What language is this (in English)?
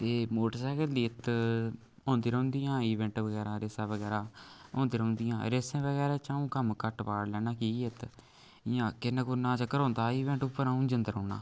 Dogri